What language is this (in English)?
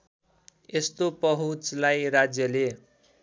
Nepali